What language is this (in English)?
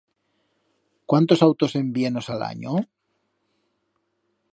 Aragonese